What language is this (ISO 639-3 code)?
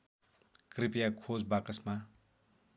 nep